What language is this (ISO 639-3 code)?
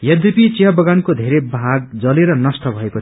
nep